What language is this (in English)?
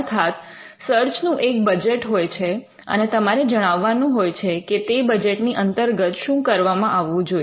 Gujarati